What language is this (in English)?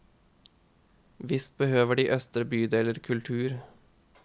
Norwegian